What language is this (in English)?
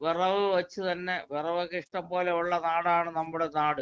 Malayalam